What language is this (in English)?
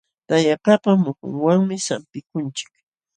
Jauja Wanca Quechua